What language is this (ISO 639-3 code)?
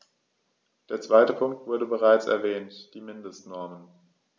deu